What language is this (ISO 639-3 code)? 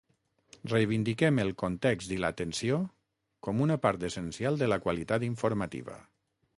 cat